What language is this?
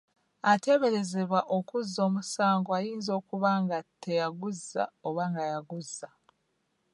Ganda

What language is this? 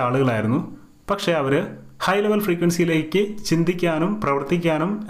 Malayalam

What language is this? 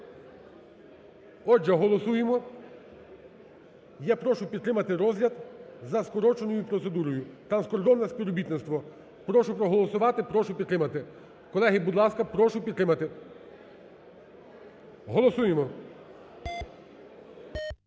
Ukrainian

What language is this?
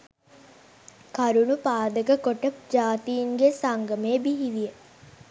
Sinhala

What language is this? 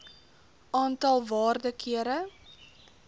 Afrikaans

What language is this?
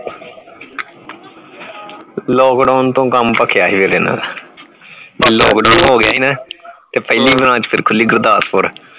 Punjabi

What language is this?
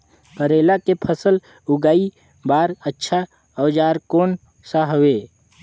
Chhattisgarhi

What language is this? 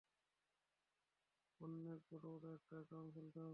Bangla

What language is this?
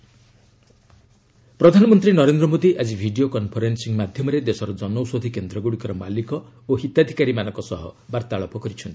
Odia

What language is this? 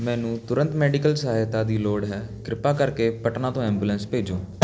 Punjabi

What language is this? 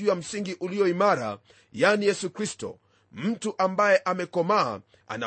Swahili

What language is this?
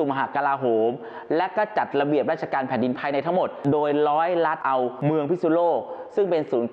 Thai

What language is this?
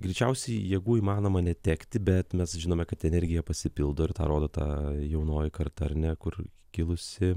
Lithuanian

